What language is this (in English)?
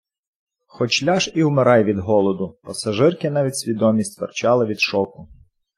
Ukrainian